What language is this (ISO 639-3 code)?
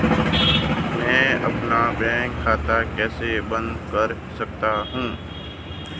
hin